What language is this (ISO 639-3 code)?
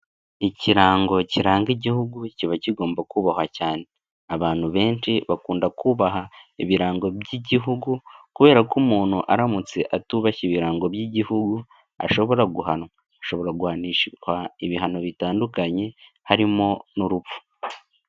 kin